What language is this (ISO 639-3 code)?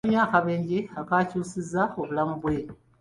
lug